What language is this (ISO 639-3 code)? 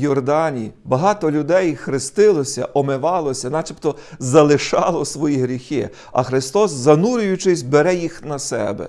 ukr